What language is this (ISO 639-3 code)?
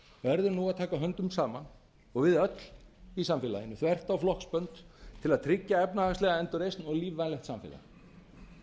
isl